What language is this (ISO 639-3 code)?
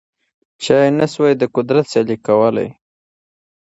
pus